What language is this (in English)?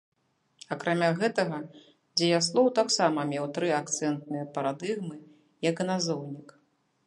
Belarusian